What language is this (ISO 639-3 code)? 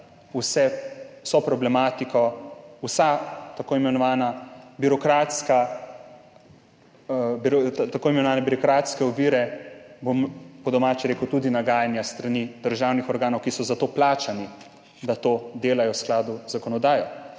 slv